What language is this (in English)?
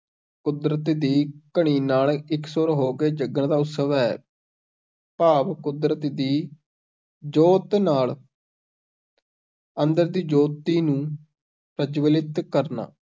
Punjabi